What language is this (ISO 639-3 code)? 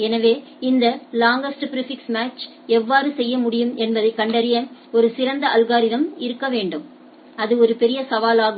tam